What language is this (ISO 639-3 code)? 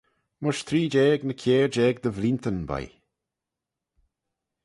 glv